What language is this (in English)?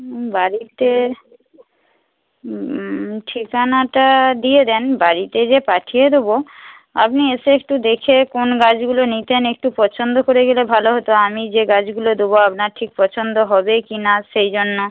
Bangla